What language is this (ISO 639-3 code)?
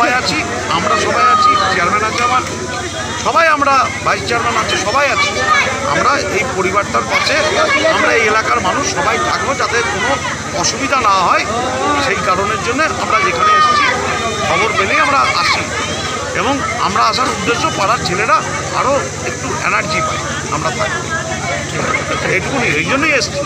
tur